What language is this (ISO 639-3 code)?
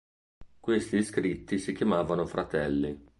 ita